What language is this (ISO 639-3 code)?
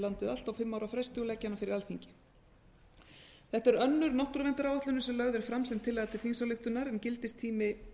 isl